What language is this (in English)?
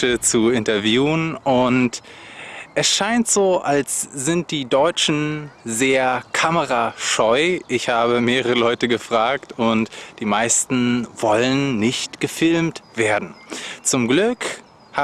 German